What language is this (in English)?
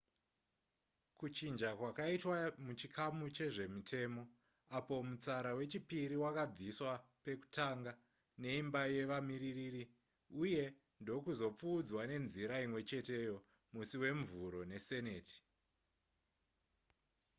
Shona